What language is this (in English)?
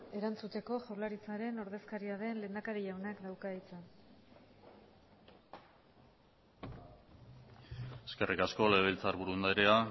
Basque